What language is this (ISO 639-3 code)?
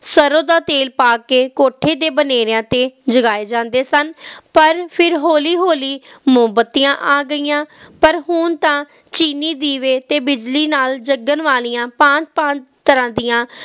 pan